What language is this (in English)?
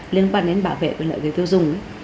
Vietnamese